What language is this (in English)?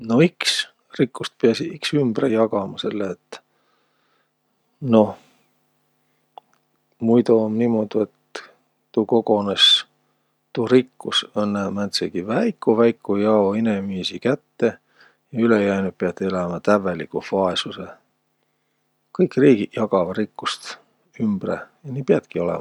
Võro